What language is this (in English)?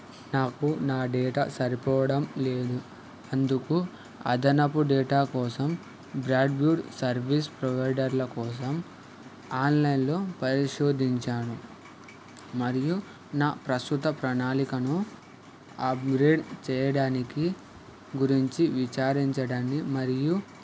Telugu